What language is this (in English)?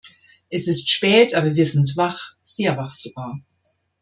German